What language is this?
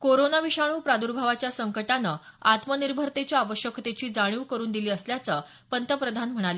Marathi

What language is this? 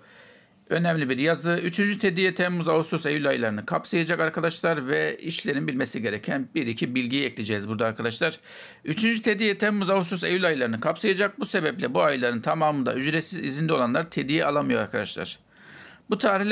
Turkish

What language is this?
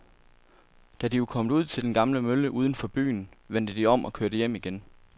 Danish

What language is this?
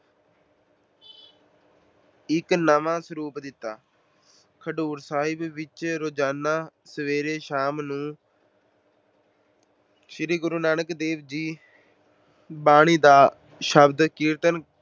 Punjabi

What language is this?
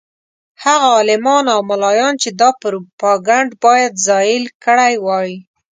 Pashto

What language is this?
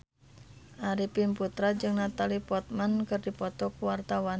Sundanese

